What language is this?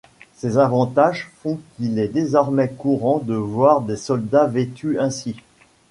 French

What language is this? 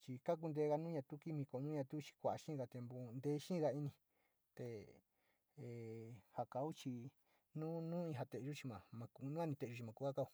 Sinicahua Mixtec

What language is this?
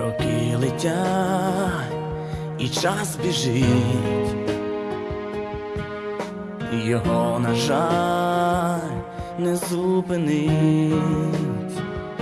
Ukrainian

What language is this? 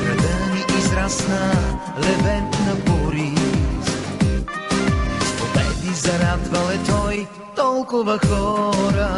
Romanian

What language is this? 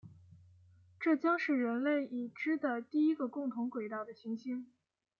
Chinese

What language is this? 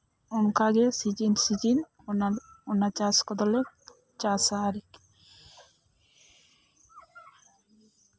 Santali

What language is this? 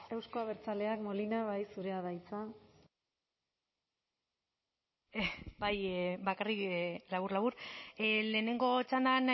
Basque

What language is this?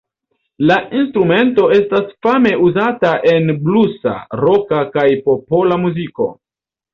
Esperanto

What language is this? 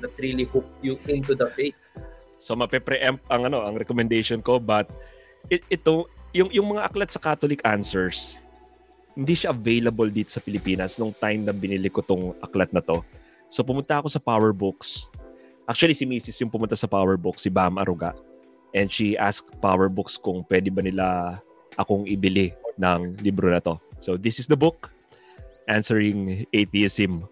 Filipino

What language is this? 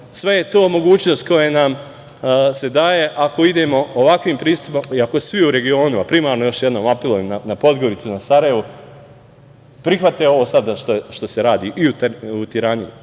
Serbian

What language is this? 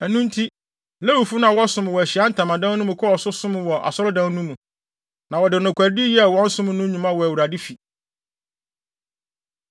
Akan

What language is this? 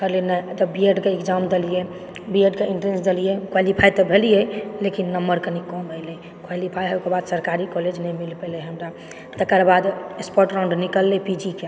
Maithili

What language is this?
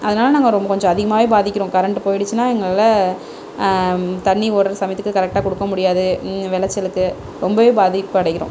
Tamil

